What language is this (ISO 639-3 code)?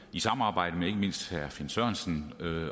dan